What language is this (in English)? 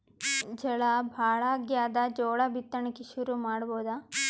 Kannada